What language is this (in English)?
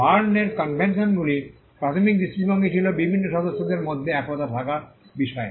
Bangla